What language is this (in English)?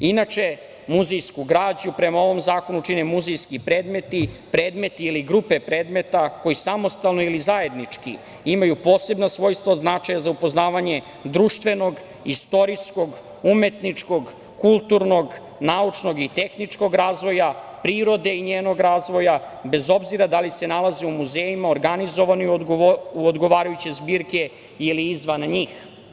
Serbian